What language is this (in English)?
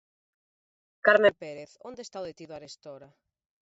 Galician